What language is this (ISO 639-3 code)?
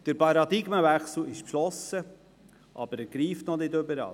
gsw